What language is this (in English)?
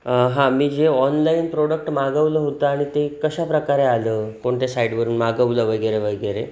Marathi